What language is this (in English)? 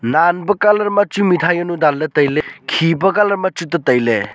Wancho Naga